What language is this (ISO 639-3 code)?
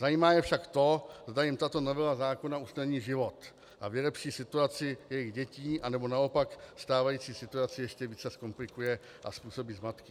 ces